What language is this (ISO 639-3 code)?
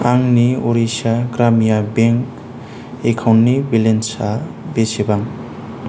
brx